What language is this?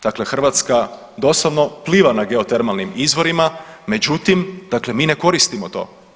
Croatian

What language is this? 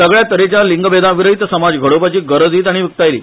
Konkani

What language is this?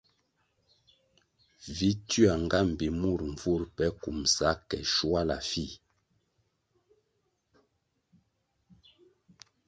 Kwasio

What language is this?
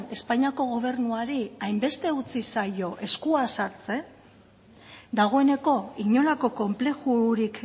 Basque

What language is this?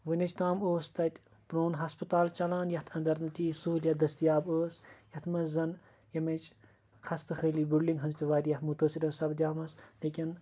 Kashmiri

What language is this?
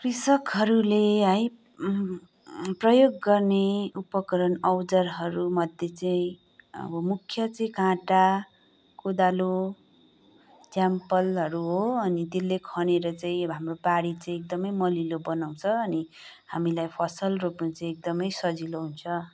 Nepali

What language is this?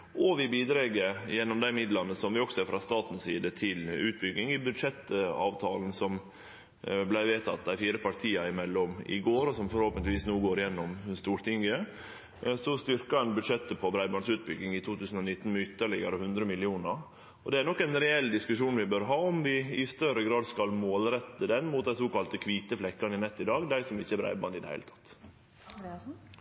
Norwegian Nynorsk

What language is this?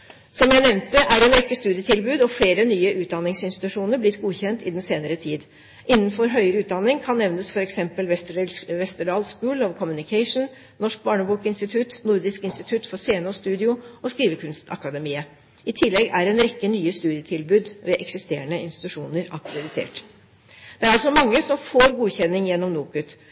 Norwegian Bokmål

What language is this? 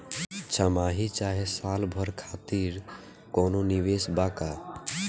Bhojpuri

